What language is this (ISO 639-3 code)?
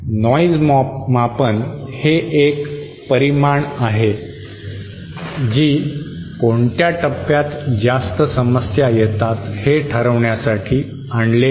mar